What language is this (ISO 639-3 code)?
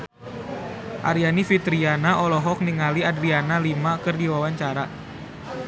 sun